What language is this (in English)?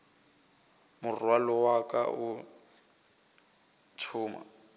Northern Sotho